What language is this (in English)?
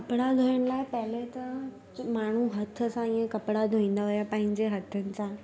Sindhi